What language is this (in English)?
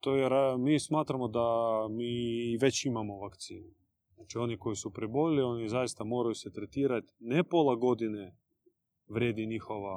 Croatian